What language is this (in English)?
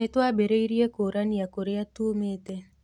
Kikuyu